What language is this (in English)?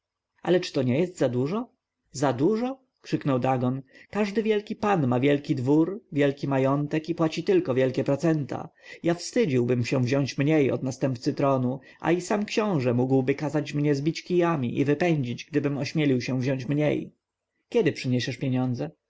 Polish